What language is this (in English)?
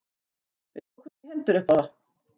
Icelandic